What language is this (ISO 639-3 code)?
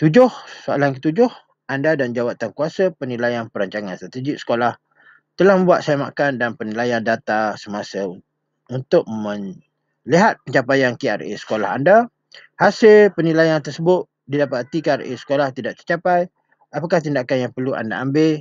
msa